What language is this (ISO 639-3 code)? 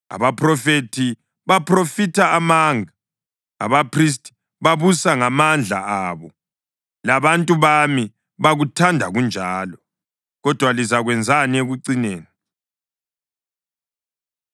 nde